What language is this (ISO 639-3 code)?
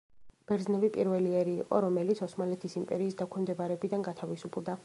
kat